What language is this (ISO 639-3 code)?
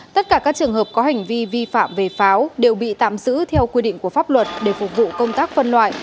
vie